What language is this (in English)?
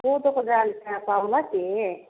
Nepali